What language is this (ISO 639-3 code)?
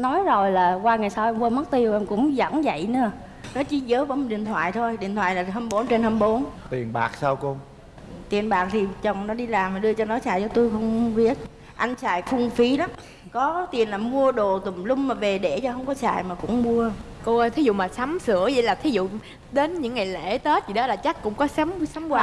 vie